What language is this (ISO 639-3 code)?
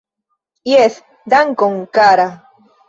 epo